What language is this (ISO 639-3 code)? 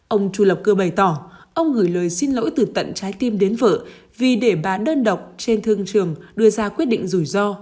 vie